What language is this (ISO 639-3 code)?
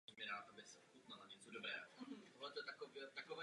ces